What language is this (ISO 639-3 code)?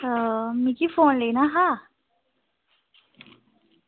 doi